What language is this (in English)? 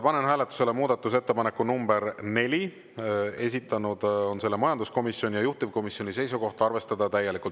Estonian